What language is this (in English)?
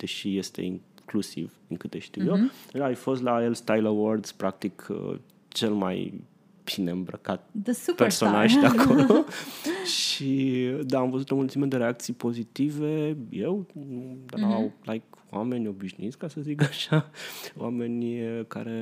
Romanian